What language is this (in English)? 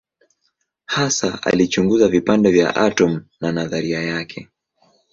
Swahili